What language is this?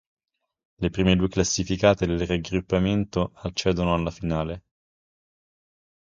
Italian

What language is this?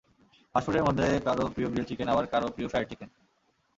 Bangla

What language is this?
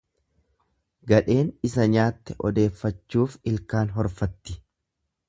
Oromo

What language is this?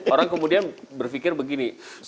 Indonesian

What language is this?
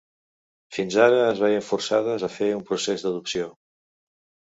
Catalan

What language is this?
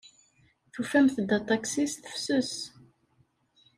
Kabyle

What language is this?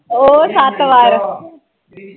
Punjabi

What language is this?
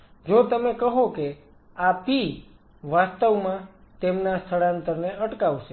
Gujarati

